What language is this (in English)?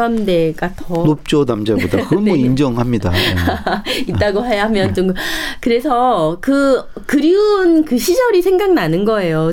Korean